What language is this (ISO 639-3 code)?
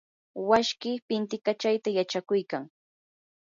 qur